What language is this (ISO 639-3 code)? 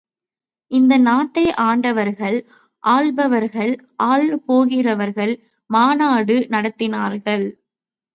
tam